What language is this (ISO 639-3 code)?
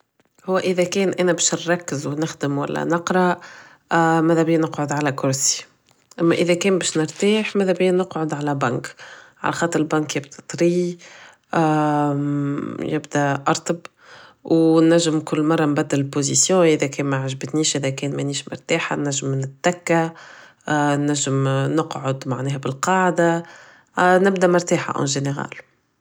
aeb